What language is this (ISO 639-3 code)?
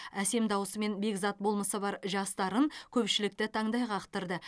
kaz